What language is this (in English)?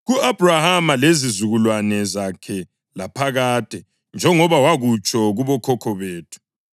North Ndebele